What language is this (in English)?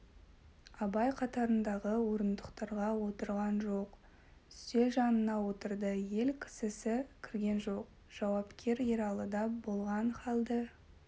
Kazakh